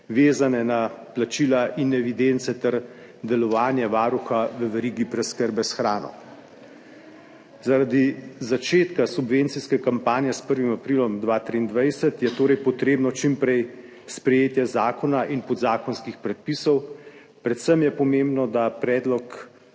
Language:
Slovenian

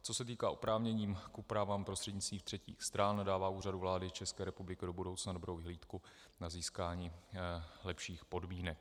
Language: Czech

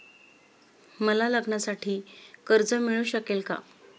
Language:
Marathi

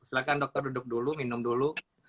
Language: Indonesian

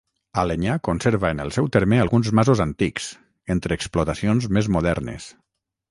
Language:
Catalan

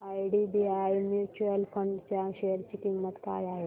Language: Marathi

